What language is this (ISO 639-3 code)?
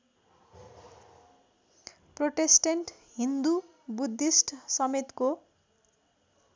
nep